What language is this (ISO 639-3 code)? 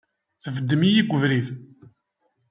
kab